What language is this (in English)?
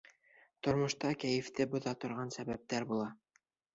Bashkir